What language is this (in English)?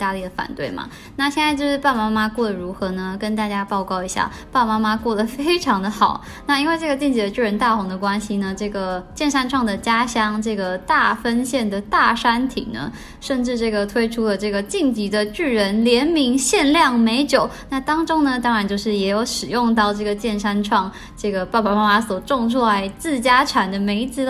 Chinese